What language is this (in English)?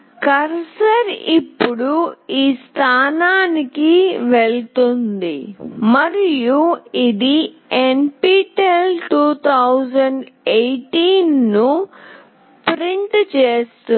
Telugu